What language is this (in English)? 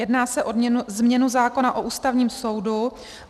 Czech